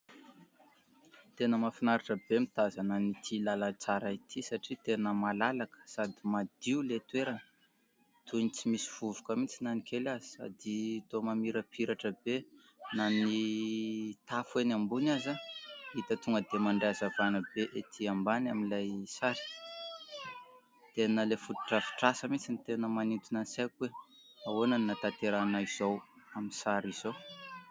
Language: Malagasy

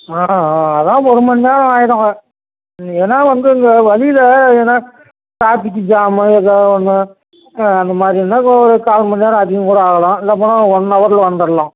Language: Tamil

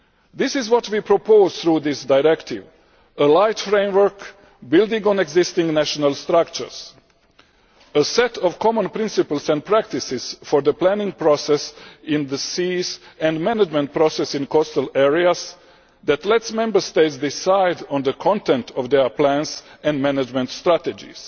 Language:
English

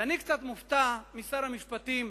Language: Hebrew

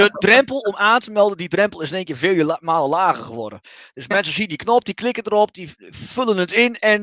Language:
Dutch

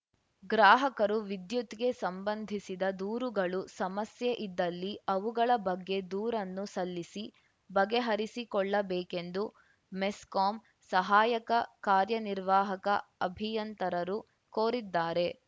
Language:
Kannada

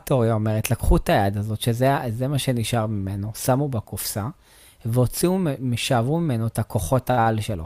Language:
Hebrew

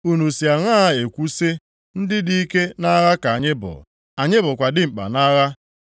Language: Igbo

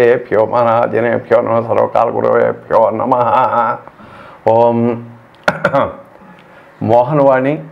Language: Telugu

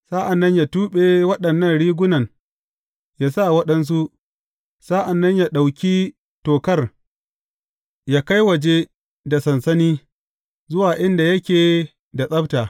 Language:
Hausa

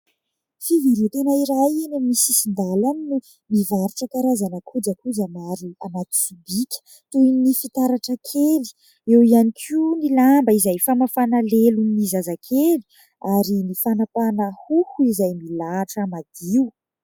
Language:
Malagasy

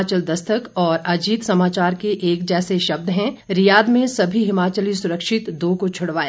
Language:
Hindi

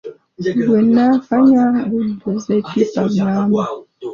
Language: Ganda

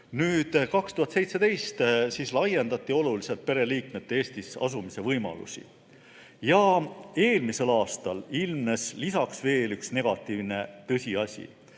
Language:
Estonian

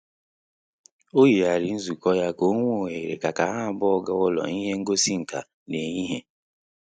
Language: Igbo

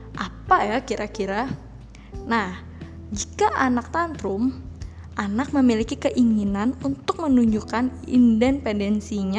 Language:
Indonesian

